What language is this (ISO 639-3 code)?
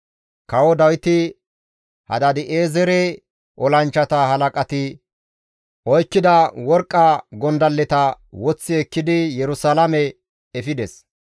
gmv